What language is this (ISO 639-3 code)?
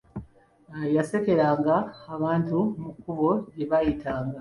lug